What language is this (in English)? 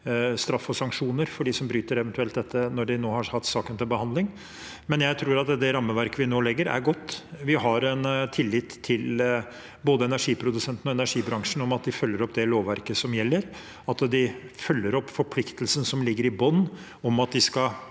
Norwegian